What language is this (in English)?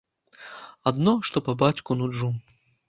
Belarusian